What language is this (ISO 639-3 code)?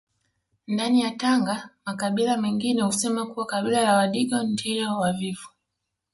swa